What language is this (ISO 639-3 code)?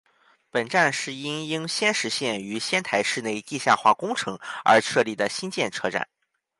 zho